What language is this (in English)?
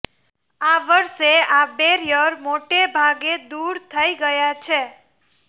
Gujarati